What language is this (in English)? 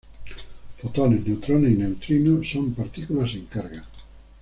Spanish